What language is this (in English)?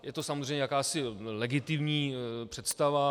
Czech